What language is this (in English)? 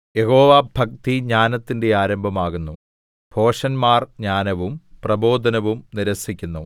Malayalam